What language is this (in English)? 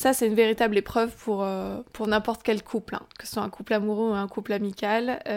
French